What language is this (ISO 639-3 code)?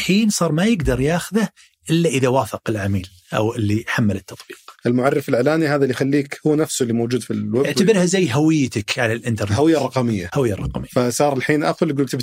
ara